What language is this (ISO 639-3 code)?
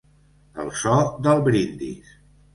cat